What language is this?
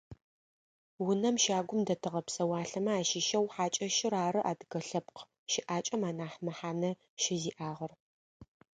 Adyghe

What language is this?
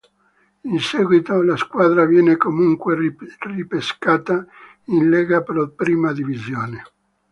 Italian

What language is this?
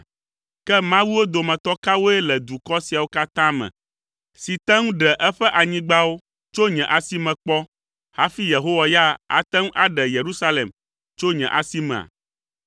Ewe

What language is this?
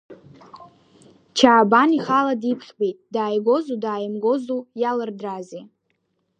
Abkhazian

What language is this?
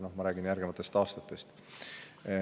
Estonian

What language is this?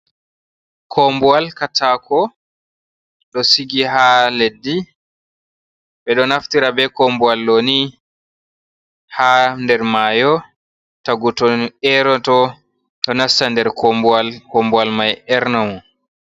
Fula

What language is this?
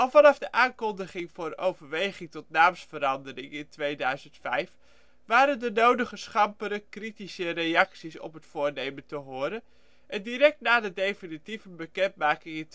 Dutch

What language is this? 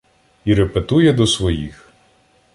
Ukrainian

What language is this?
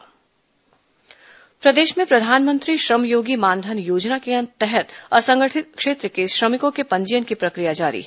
Hindi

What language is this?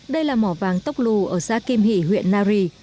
Vietnamese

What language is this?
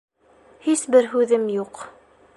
Bashkir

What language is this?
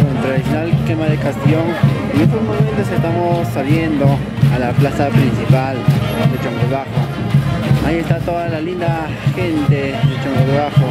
Spanish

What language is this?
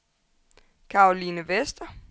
Danish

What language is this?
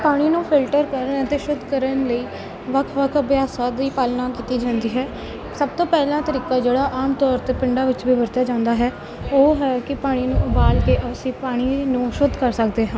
Punjabi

